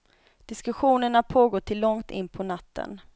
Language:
Swedish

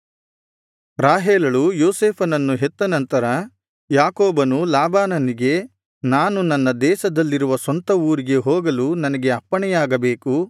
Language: Kannada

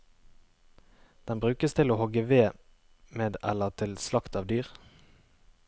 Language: Norwegian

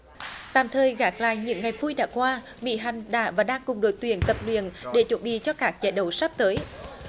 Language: Vietnamese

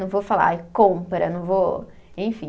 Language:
Portuguese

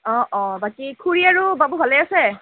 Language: Assamese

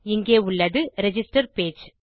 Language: Tamil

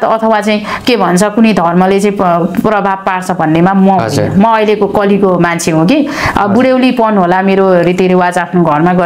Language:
Indonesian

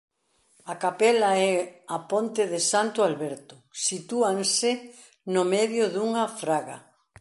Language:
Galician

